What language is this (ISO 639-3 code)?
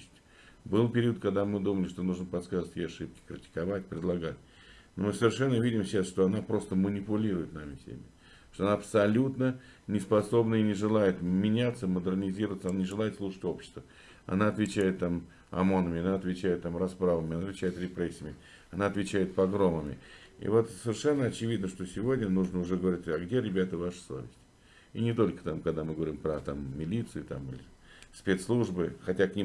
rus